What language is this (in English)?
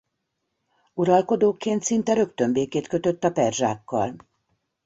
Hungarian